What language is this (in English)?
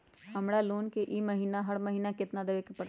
Magahi